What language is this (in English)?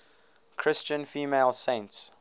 English